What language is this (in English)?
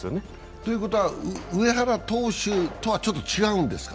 Japanese